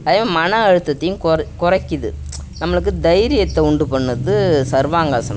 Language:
Tamil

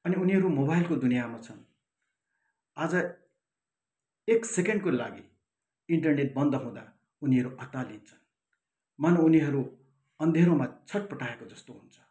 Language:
Nepali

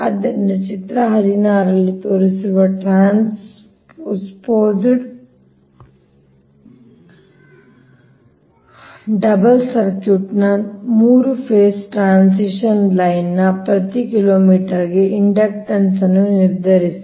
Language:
Kannada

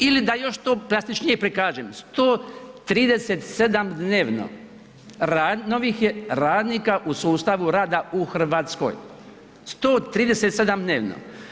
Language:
Croatian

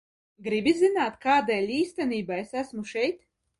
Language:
Latvian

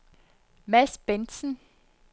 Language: Danish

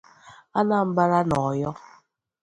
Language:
Igbo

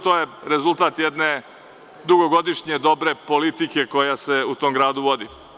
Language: Serbian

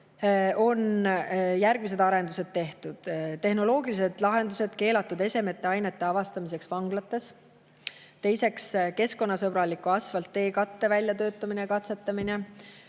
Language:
Estonian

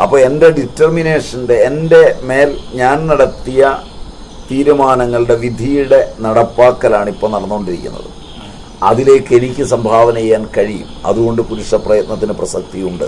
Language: Malayalam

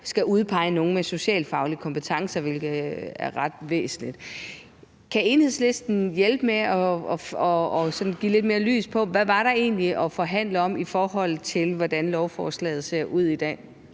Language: Danish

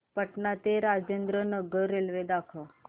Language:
Marathi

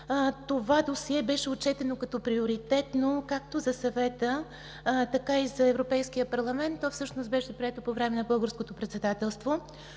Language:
Bulgarian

